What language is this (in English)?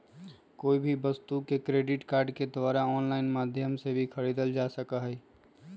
Magahi